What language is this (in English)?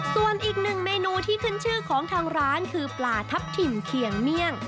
Thai